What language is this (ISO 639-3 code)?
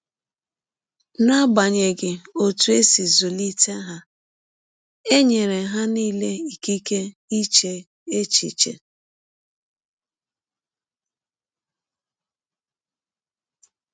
ibo